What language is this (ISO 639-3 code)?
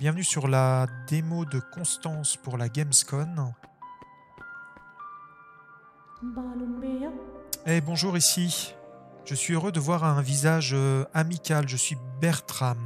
fra